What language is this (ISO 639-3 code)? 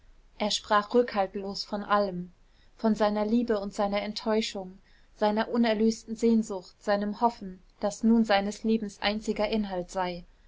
deu